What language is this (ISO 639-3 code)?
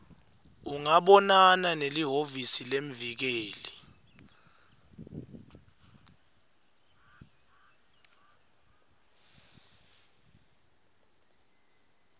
ssw